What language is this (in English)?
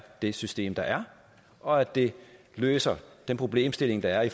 Danish